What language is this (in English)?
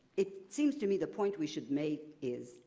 English